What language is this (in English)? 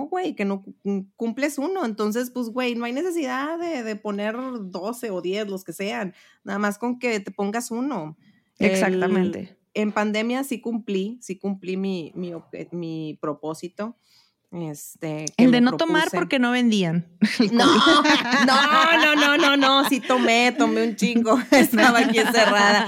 Spanish